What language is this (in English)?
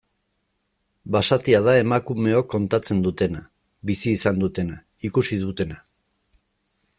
Basque